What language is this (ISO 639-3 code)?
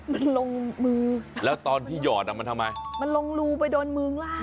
tha